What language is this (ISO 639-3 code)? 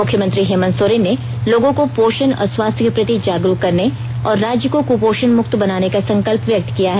hin